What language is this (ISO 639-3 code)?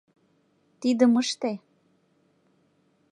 chm